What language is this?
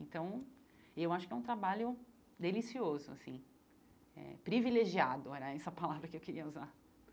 Portuguese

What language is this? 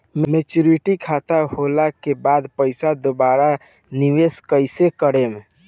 Bhojpuri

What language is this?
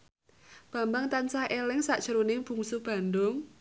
Javanese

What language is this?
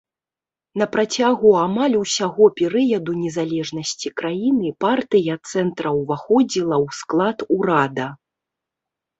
Belarusian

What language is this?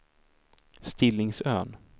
Swedish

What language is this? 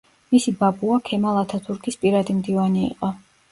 Georgian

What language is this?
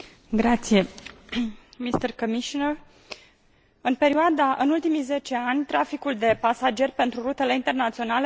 Romanian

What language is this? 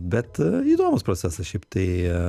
Lithuanian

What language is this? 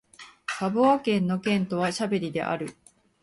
Japanese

